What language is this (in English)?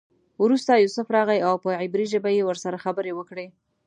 Pashto